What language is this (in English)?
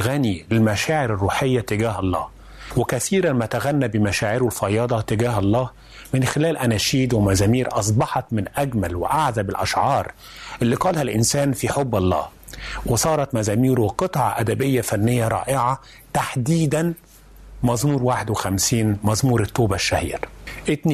Arabic